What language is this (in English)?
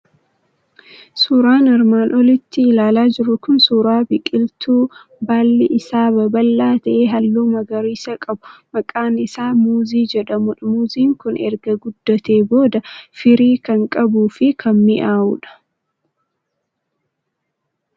Oromo